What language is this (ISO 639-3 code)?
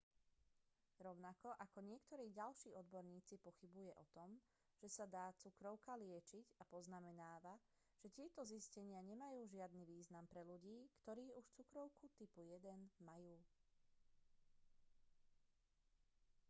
slk